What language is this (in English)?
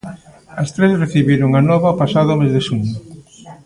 Galician